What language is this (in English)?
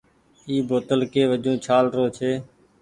Goaria